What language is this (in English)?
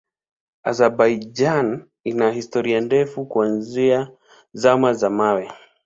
Swahili